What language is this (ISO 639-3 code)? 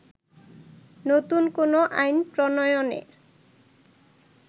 ben